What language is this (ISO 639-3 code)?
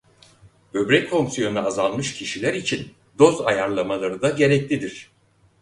tur